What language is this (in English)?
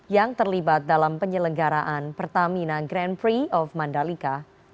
Indonesian